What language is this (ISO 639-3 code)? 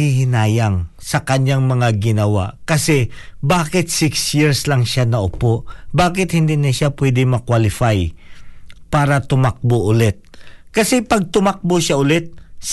fil